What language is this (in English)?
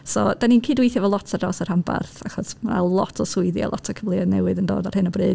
Welsh